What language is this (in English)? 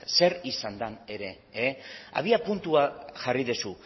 Basque